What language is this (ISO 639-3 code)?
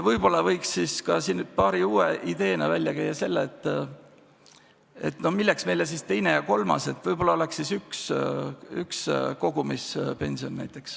est